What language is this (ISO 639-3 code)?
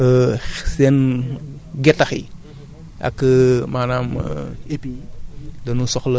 wol